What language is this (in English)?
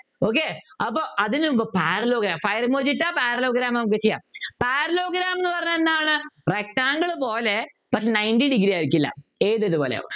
Malayalam